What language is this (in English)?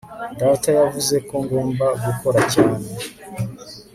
Kinyarwanda